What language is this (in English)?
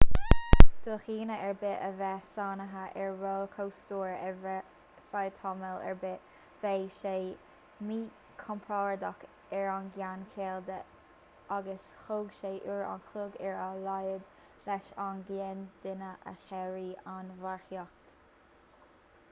Irish